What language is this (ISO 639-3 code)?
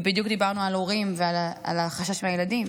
heb